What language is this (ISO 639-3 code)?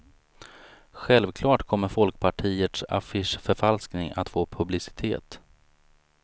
swe